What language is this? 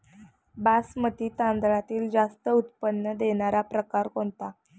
Marathi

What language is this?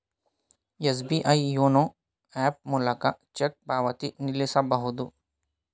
Kannada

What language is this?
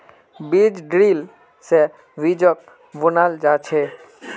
Magahi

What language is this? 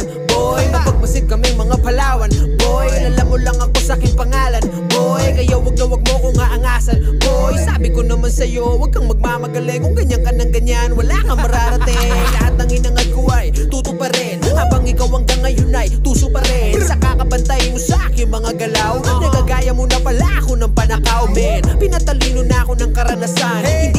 Vietnamese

